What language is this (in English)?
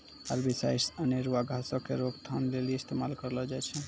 Maithili